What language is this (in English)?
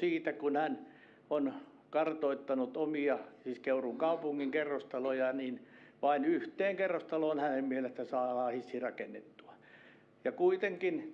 Finnish